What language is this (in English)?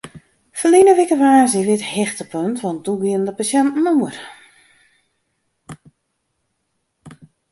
Western Frisian